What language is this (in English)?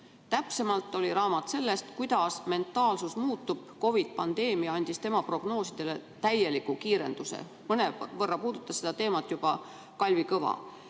Estonian